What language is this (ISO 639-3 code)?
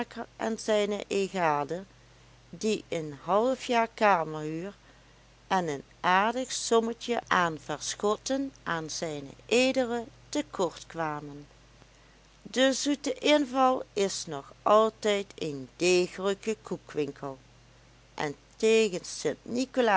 nld